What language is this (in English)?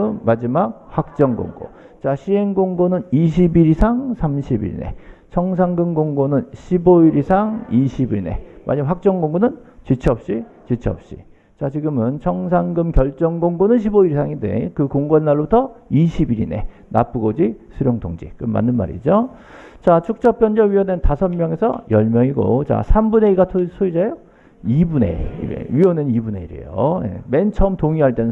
Korean